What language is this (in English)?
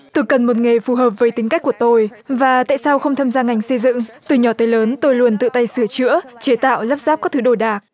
Vietnamese